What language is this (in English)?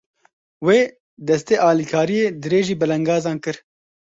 Kurdish